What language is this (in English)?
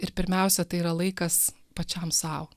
Lithuanian